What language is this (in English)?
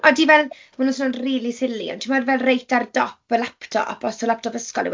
Welsh